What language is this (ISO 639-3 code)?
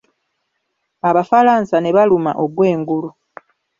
lug